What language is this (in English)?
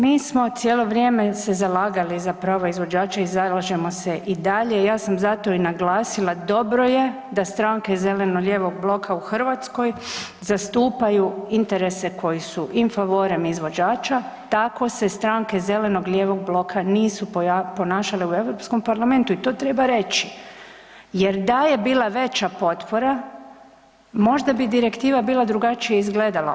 Croatian